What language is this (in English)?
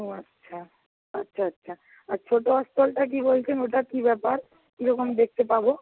Bangla